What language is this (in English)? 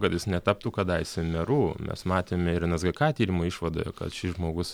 Lithuanian